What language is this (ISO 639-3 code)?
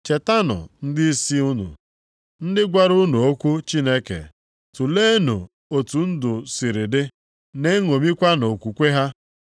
ibo